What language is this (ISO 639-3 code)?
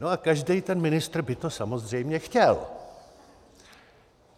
ces